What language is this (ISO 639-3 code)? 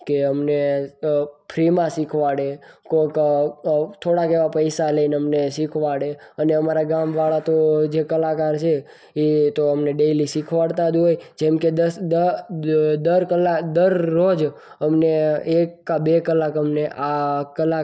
guj